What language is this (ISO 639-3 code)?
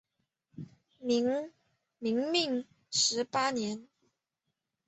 zho